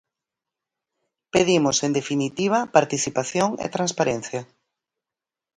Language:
Galician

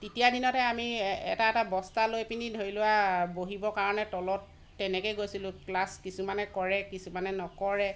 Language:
Assamese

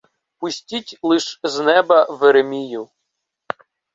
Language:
Ukrainian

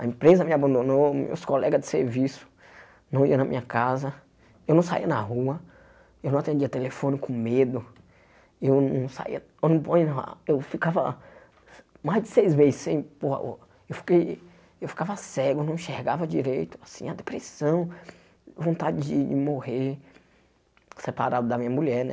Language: Portuguese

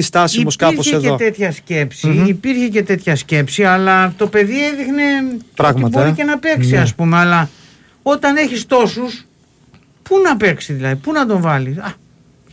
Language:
Greek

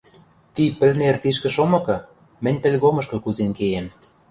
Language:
Western Mari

